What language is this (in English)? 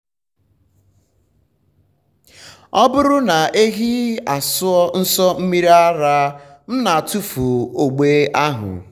Igbo